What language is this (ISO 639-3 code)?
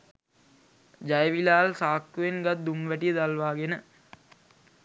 sin